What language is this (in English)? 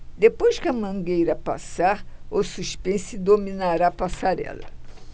Portuguese